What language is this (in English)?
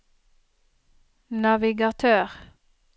Norwegian